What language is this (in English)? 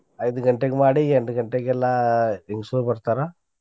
Kannada